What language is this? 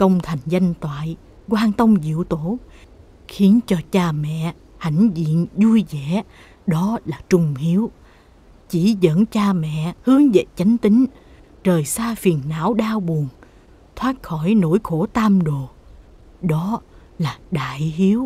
Vietnamese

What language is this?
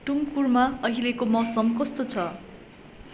Nepali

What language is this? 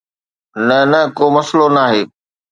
Sindhi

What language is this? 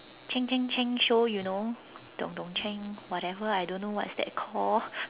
English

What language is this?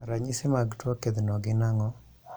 Luo (Kenya and Tanzania)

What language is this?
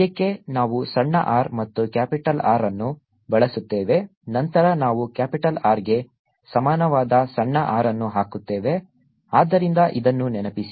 Kannada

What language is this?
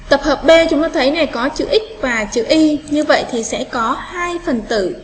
Vietnamese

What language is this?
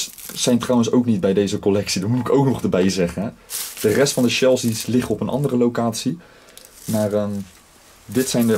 Dutch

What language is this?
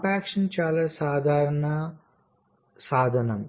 Telugu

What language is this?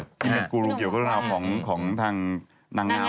Thai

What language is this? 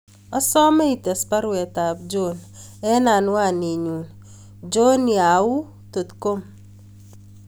Kalenjin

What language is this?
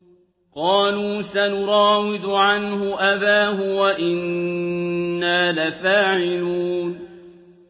Arabic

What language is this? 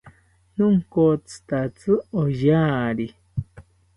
South Ucayali Ashéninka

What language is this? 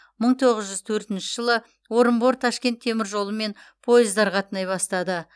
Kazakh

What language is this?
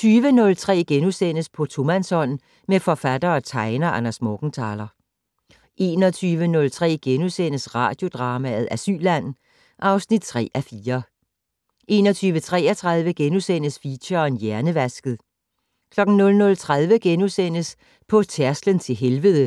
Danish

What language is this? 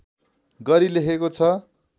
Nepali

